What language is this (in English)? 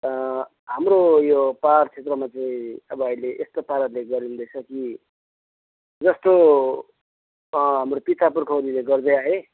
Nepali